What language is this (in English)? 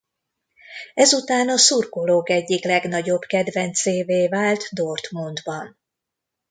Hungarian